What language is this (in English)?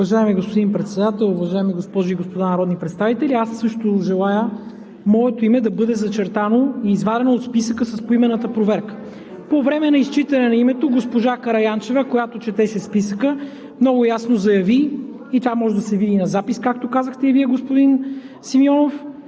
Bulgarian